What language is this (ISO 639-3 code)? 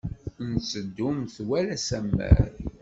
kab